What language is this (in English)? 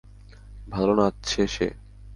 Bangla